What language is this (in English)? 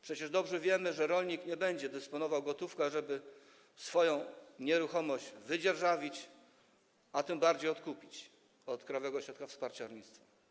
Polish